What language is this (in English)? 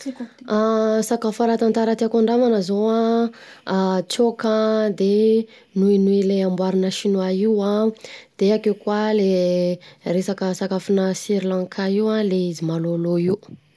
Southern Betsimisaraka Malagasy